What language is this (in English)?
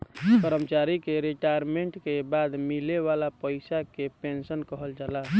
Bhojpuri